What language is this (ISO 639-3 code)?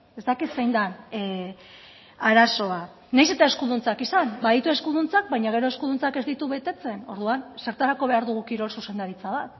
eus